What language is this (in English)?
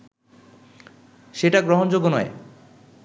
Bangla